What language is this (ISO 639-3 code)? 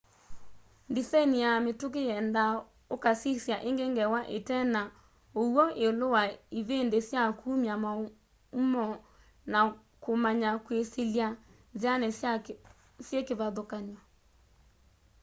kam